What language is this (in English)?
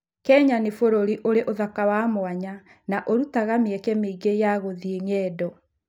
Kikuyu